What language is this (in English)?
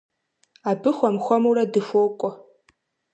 Kabardian